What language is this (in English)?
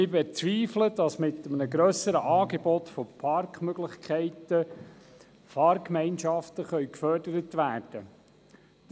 Swiss German